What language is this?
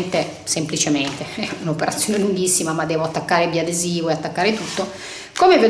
Italian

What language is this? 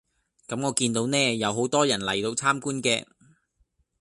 Cantonese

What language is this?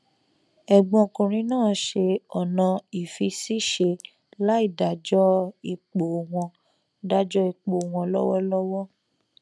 Yoruba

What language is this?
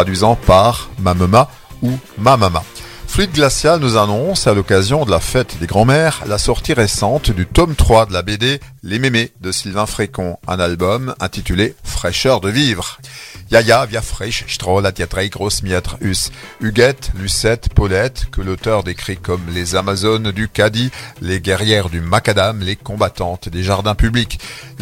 French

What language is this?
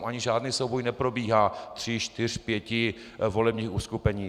Czech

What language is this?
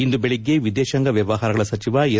Kannada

